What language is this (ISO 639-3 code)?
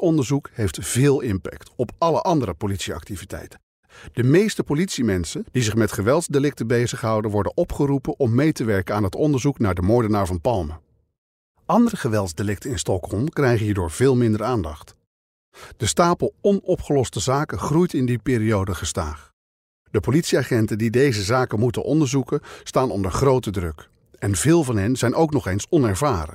nld